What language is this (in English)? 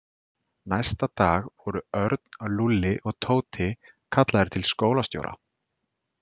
Icelandic